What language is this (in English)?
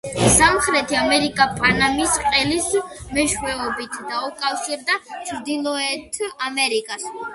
Georgian